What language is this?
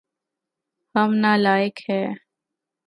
Urdu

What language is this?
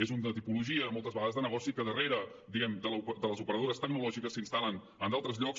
Catalan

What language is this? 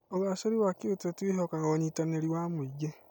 Kikuyu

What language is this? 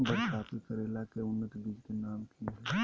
Magahi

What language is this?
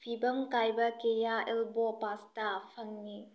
Manipuri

